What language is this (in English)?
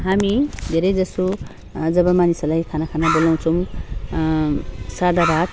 Nepali